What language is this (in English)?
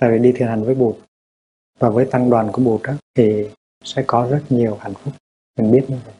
Vietnamese